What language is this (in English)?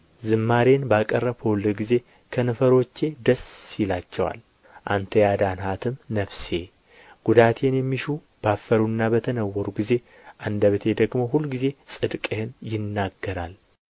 Amharic